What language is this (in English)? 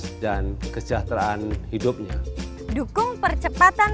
Indonesian